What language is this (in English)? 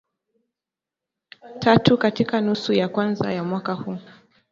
Swahili